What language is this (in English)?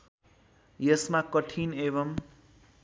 Nepali